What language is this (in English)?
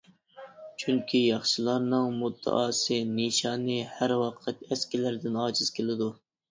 Uyghur